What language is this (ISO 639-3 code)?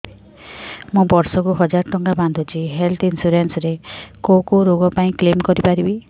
ori